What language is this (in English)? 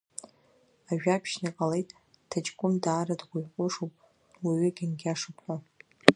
Abkhazian